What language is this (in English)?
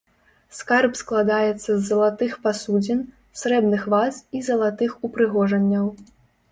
Belarusian